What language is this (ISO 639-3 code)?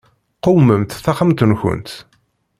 kab